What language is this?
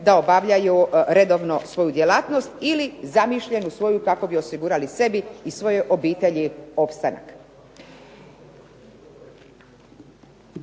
Croatian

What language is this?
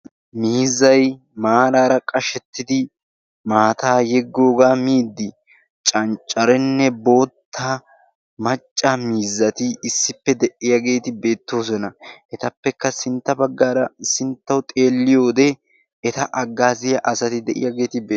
Wolaytta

